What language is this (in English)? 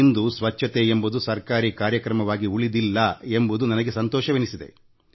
Kannada